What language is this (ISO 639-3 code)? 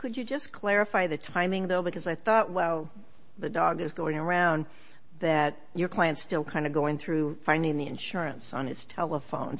eng